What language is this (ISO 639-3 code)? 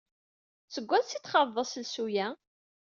kab